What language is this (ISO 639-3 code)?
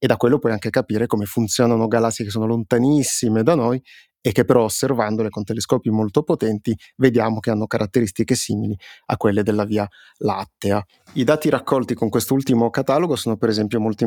ita